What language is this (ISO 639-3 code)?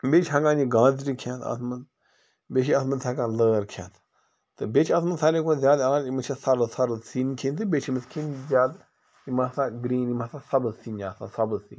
kas